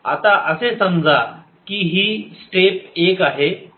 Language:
Marathi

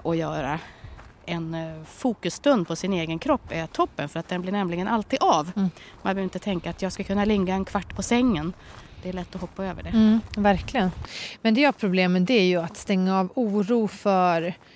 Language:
Swedish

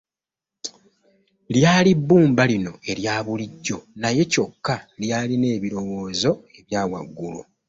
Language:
Ganda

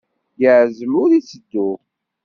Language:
Kabyle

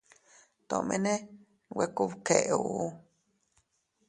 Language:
Teutila Cuicatec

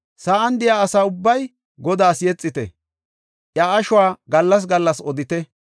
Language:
Gofa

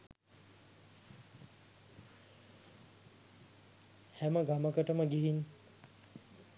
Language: Sinhala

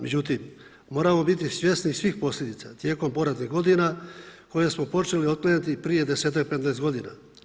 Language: Croatian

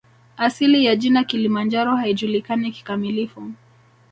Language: Swahili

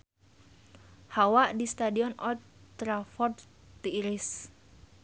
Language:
Sundanese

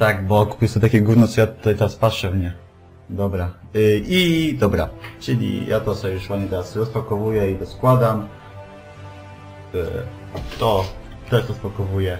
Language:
Polish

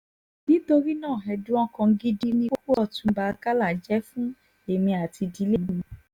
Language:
Yoruba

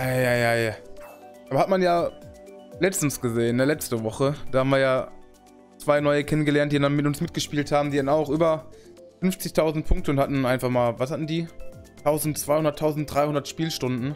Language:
German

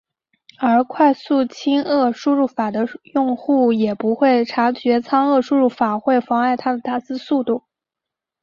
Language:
Chinese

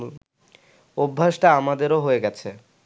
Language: Bangla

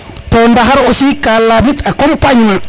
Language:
Serer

